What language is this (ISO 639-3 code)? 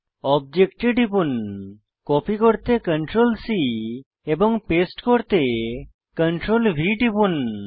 ben